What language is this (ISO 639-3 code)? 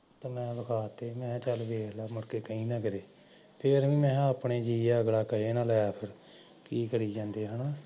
pan